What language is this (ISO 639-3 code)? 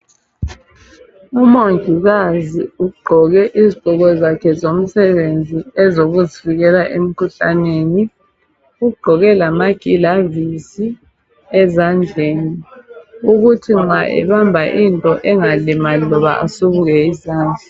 nde